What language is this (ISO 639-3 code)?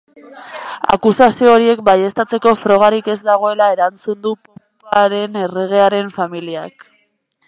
eus